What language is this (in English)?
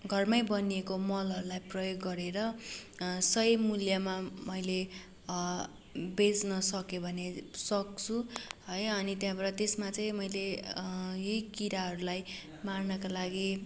Nepali